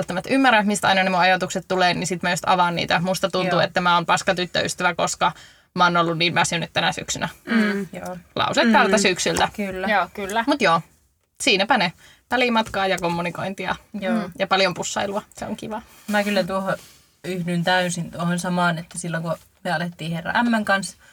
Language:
Finnish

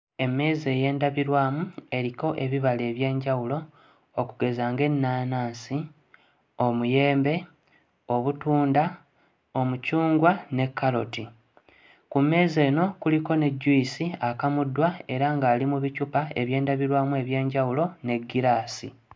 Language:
Ganda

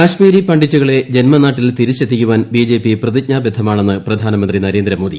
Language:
Malayalam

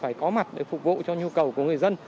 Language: Vietnamese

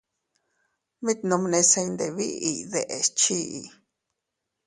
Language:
Teutila Cuicatec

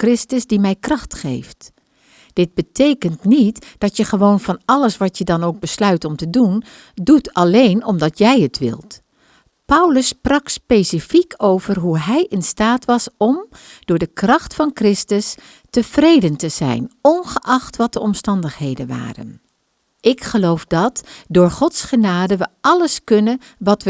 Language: Dutch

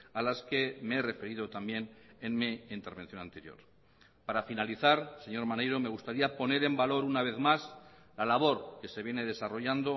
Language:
Spanish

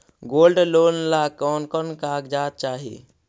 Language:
Magahi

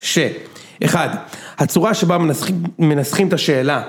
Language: Hebrew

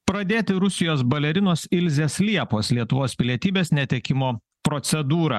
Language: Lithuanian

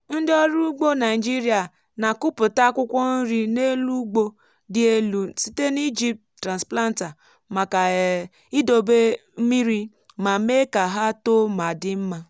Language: Igbo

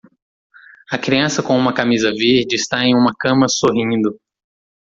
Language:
Portuguese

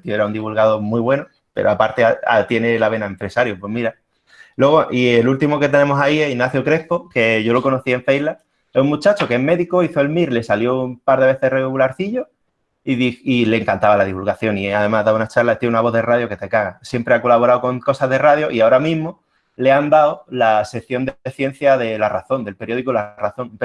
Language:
Spanish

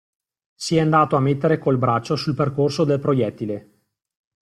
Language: Italian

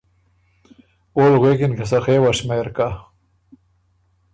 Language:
Ormuri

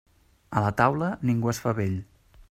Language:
Catalan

